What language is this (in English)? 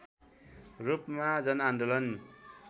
Nepali